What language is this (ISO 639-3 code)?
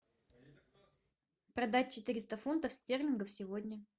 rus